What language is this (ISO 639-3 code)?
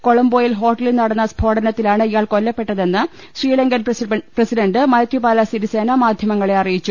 mal